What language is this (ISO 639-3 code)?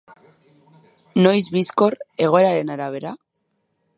eus